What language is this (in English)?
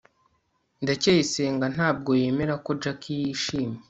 Kinyarwanda